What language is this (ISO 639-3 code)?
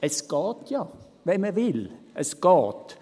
gsw